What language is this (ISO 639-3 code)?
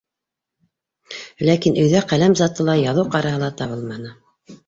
bak